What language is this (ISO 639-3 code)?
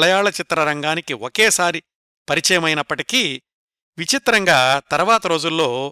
tel